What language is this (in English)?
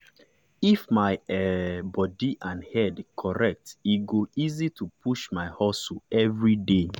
Nigerian Pidgin